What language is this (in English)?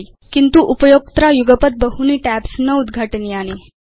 Sanskrit